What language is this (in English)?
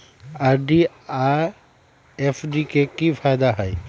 Magahi